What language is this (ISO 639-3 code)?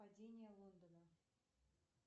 rus